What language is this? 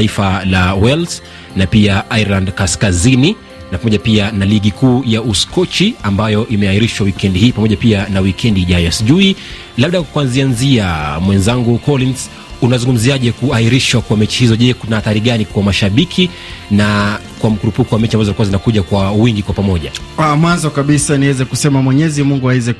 Swahili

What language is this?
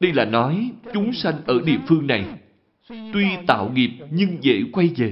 Vietnamese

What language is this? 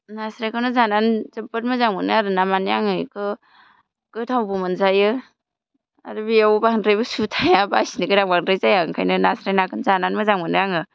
Bodo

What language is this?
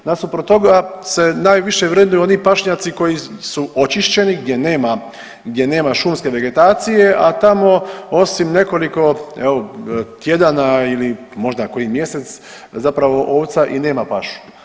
Croatian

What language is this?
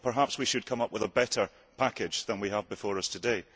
English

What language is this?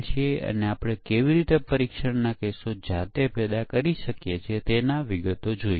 Gujarati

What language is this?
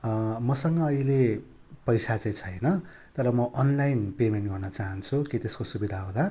Nepali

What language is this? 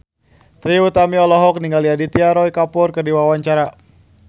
Sundanese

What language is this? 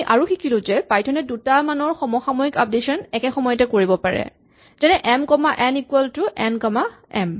Assamese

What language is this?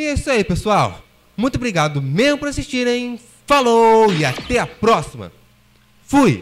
Portuguese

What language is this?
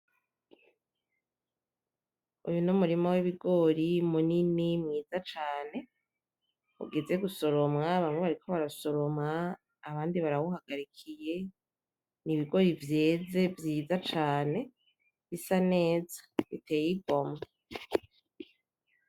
Rundi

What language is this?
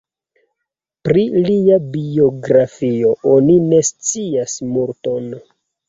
Esperanto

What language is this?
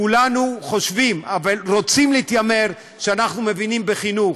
Hebrew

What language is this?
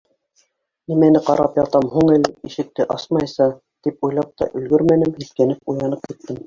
Bashkir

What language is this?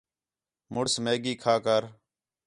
Khetrani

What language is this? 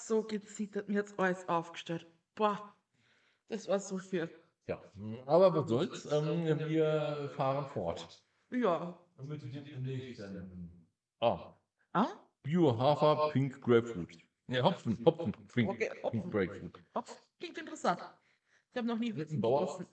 German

